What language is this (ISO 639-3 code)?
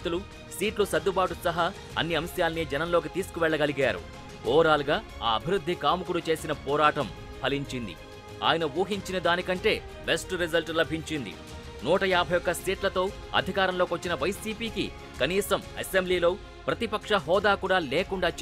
tel